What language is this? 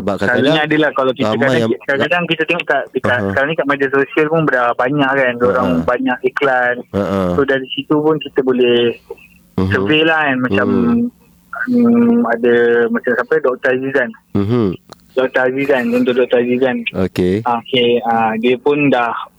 Malay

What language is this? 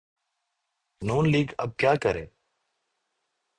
Urdu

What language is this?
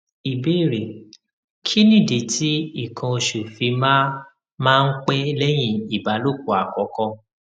Yoruba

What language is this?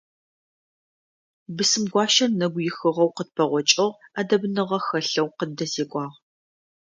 Adyghe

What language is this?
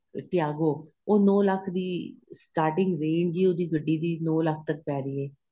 Punjabi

